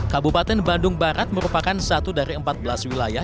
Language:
Indonesian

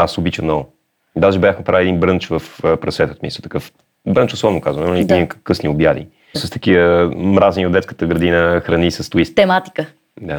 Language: Bulgarian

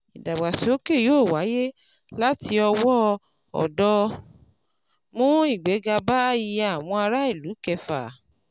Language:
Yoruba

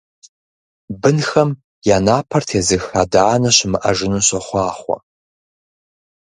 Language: Kabardian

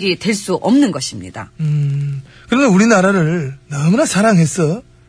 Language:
Korean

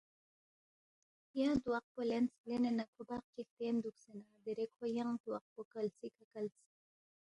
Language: Balti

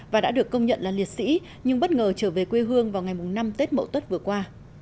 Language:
Vietnamese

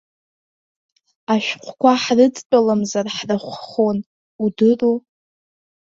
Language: Abkhazian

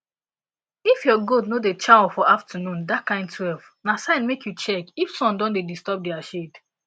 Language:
Nigerian Pidgin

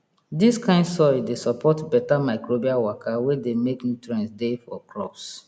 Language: Nigerian Pidgin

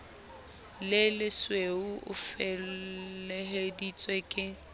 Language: Southern Sotho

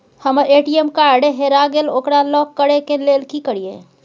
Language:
Maithili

